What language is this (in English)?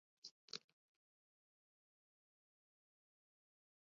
Basque